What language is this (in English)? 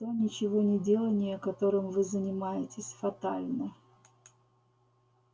Russian